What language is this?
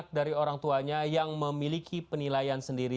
Indonesian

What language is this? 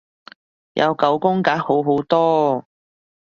Cantonese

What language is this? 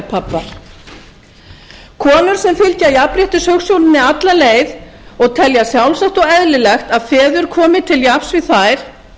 Icelandic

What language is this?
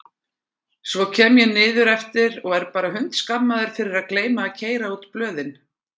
Icelandic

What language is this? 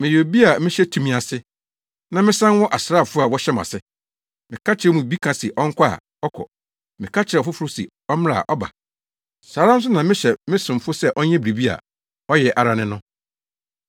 Akan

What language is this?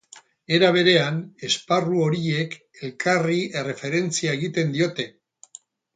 Basque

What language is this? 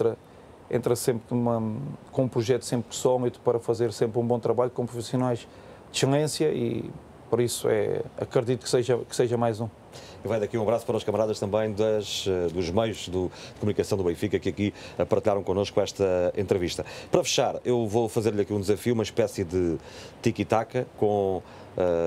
Portuguese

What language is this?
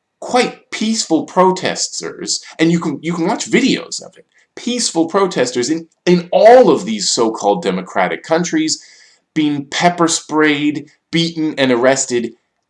English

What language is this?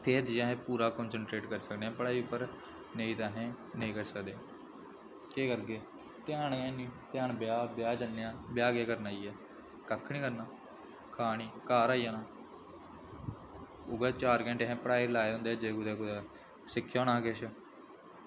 Dogri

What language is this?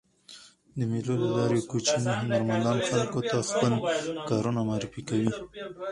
Pashto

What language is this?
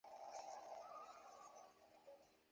Swahili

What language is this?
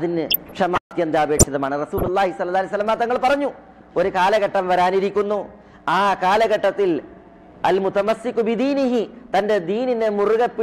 Arabic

